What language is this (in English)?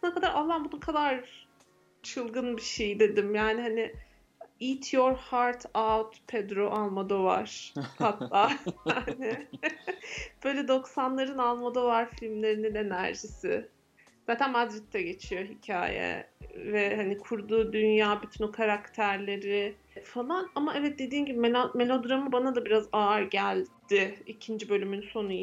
Turkish